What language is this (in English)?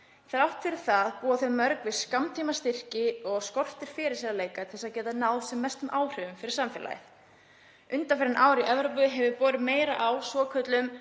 Icelandic